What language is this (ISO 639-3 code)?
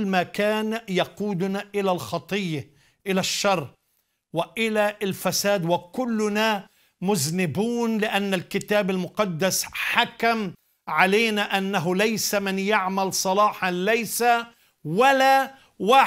ara